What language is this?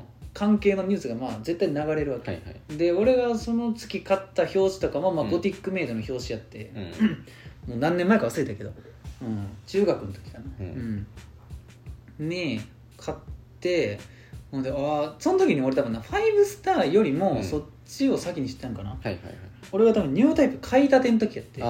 Japanese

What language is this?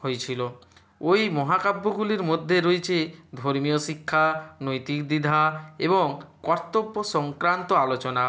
Bangla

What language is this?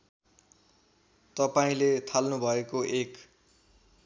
Nepali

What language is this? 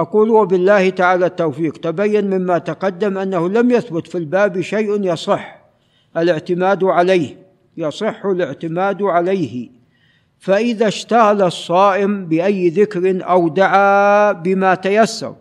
Arabic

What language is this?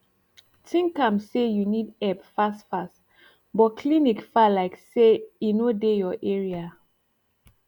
Nigerian Pidgin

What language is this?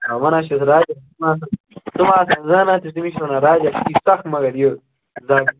Kashmiri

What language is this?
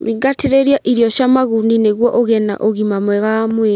Kikuyu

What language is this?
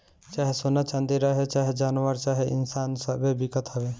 Bhojpuri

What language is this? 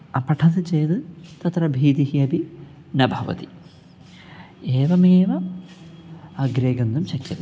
Sanskrit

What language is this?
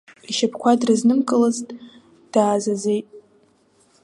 Abkhazian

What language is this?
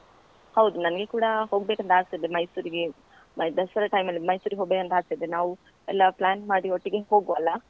Kannada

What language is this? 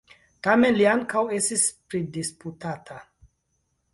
Esperanto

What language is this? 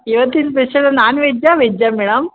Kannada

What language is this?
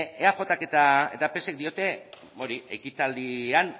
Basque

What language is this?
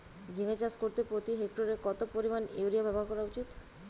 Bangla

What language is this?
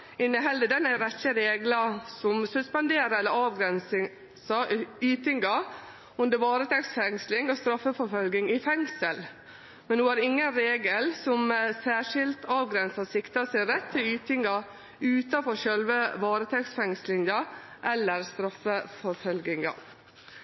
Norwegian Nynorsk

